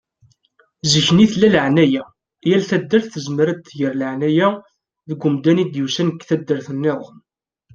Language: Kabyle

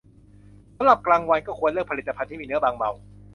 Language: Thai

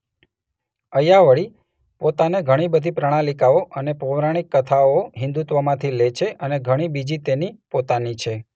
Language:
Gujarati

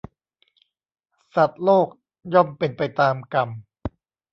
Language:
Thai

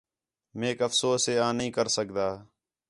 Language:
Khetrani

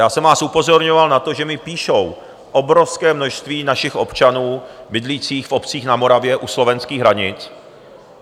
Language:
Czech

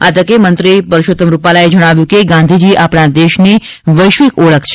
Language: Gujarati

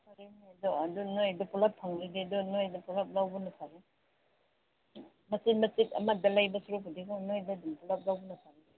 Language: Manipuri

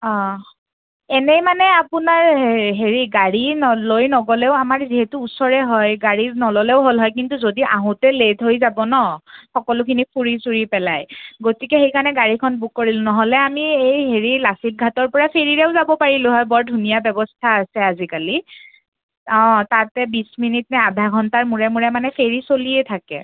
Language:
Assamese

